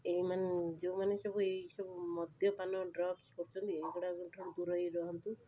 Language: Odia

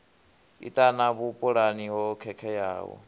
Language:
Venda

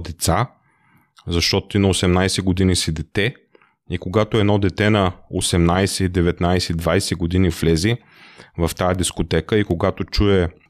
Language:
Bulgarian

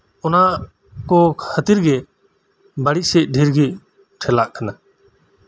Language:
Santali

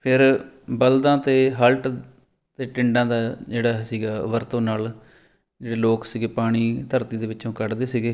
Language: Punjabi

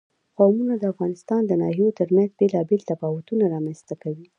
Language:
Pashto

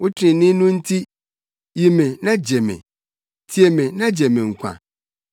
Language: Akan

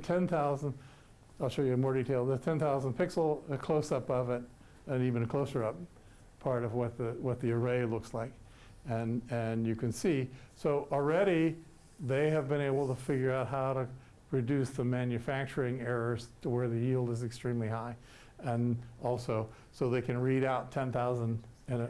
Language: English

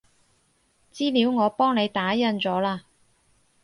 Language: Cantonese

